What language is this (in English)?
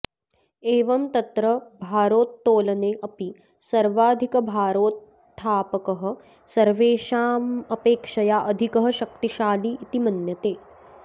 Sanskrit